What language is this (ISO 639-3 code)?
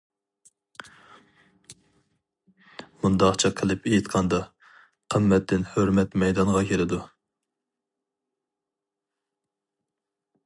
uig